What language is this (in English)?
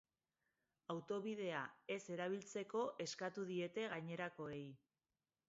Basque